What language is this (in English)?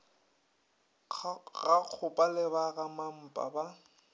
Northern Sotho